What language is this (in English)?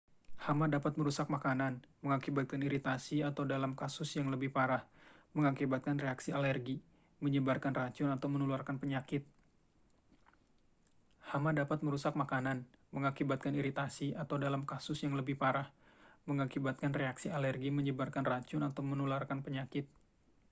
Indonesian